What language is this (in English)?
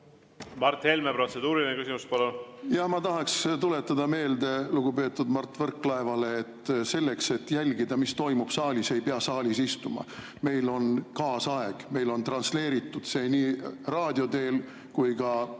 Estonian